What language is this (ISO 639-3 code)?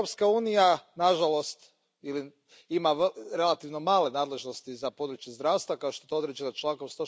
hrv